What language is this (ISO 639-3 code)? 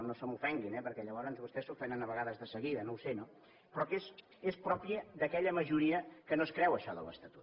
cat